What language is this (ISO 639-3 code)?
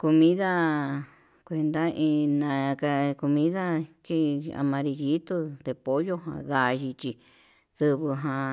mab